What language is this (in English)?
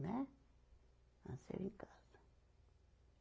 Portuguese